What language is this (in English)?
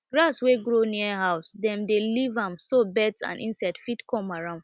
Nigerian Pidgin